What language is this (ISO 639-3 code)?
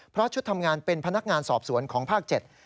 tha